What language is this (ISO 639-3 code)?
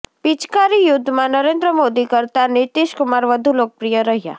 guj